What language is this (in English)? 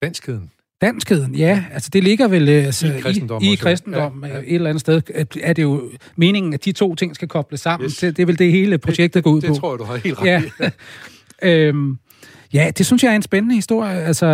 Danish